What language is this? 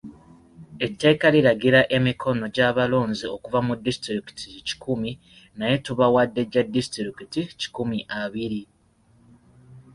Ganda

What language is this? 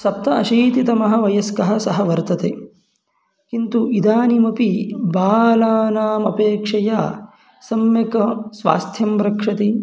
Sanskrit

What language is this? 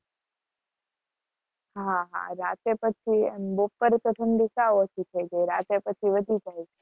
Gujarati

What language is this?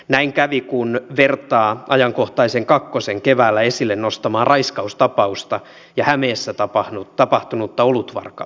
Finnish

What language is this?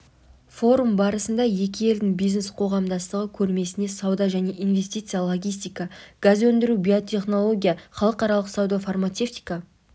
Kazakh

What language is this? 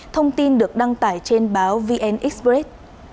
Vietnamese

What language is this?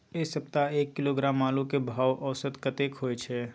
Maithili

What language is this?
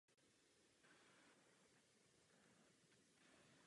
Czech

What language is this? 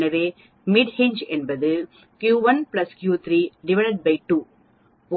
Tamil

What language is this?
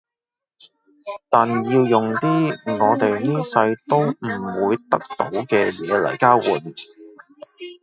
Cantonese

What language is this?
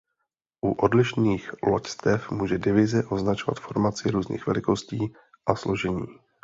Czech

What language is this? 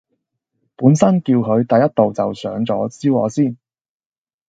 Cantonese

